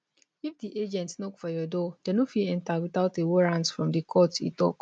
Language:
Nigerian Pidgin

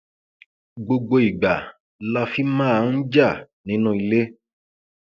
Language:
Yoruba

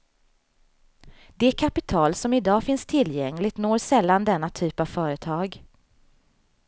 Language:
Swedish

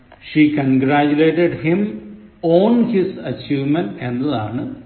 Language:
Malayalam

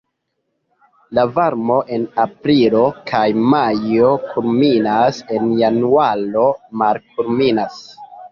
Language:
Esperanto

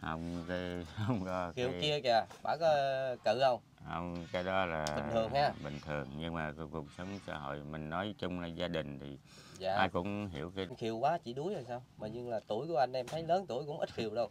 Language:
Vietnamese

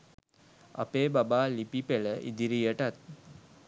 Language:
Sinhala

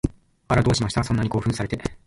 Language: Japanese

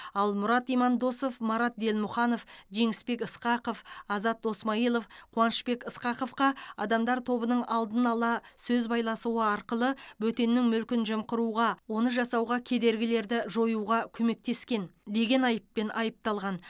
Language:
Kazakh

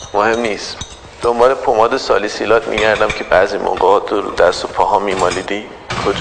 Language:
Persian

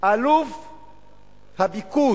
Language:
Hebrew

